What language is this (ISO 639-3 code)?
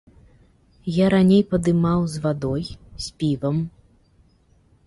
bel